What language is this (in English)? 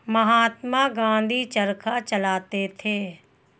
Hindi